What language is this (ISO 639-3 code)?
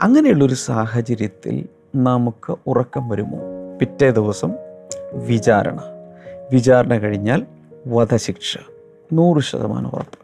mal